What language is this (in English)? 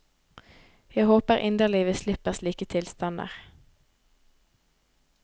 Norwegian